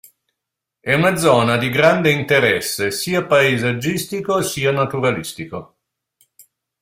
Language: Italian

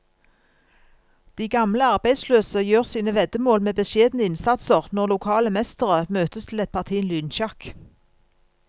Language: Norwegian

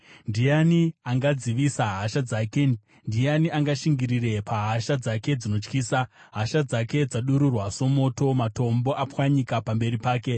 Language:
Shona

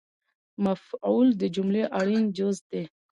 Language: Pashto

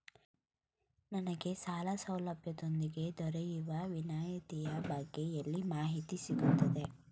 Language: Kannada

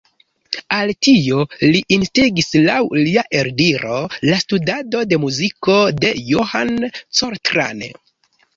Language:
Esperanto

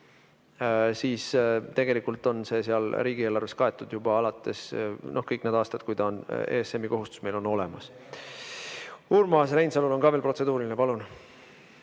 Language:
Estonian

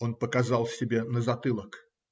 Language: Russian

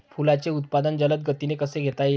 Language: Marathi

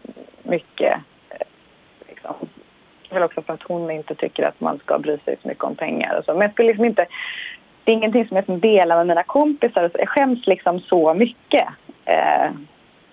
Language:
Swedish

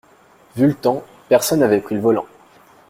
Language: French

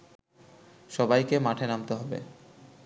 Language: Bangla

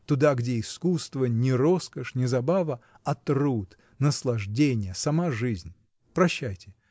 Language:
Russian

